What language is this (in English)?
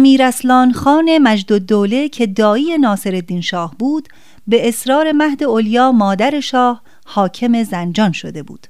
Persian